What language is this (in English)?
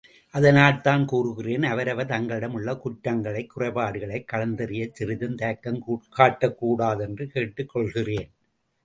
Tamil